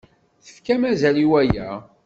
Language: Kabyle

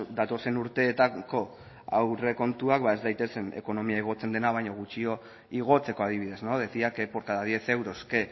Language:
Basque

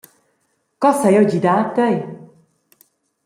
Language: Romansh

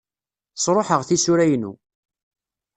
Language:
Kabyle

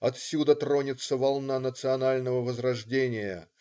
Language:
Russian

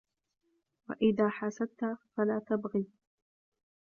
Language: Arabic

